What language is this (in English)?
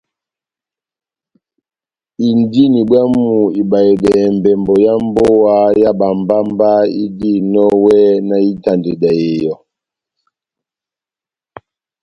Batanga